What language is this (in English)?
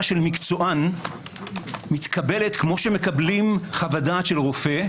Hebrew